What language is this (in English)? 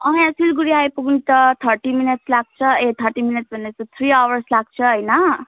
Nepali